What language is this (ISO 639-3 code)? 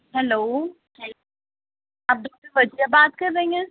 urd